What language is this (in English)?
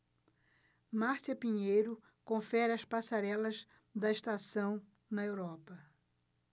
Portuguese